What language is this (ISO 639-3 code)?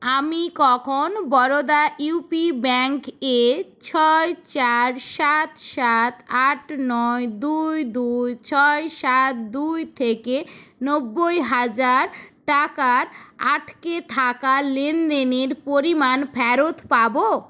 ben